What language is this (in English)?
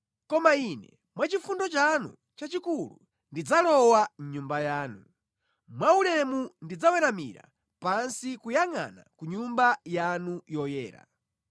Nyanja